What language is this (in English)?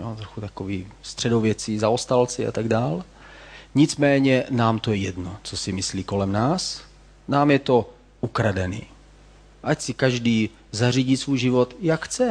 Czech